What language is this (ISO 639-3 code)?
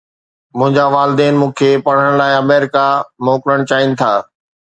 snd